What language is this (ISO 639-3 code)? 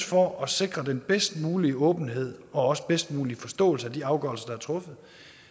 dan